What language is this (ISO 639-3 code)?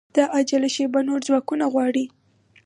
pus